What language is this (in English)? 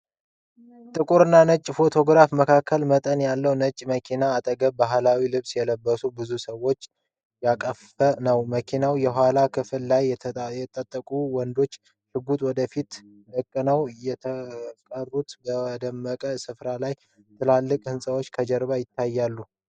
Amharic